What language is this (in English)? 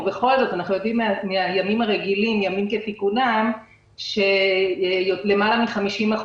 Hebrew